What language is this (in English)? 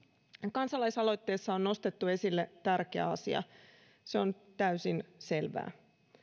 Finnish